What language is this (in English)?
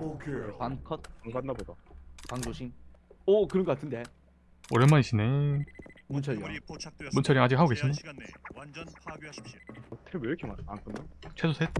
Korean